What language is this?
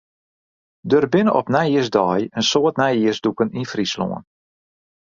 Western Frisian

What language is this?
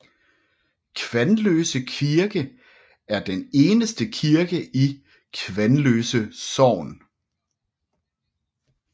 Danish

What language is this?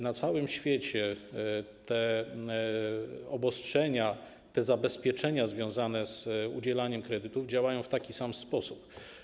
Polish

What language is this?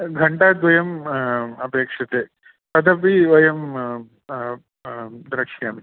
Sanskrit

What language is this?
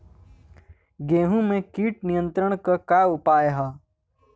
Bhojpuri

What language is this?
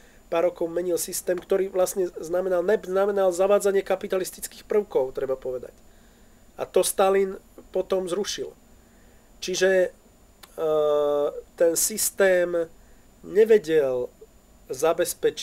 Slovak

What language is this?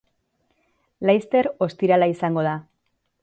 Basque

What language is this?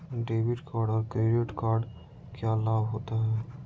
Magahi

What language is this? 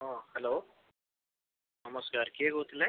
Odia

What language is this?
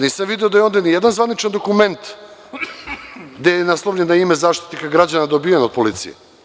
Serbian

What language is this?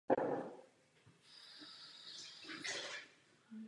Czech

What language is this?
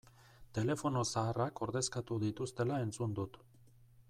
Basque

